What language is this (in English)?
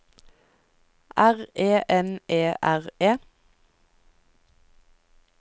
Norwegian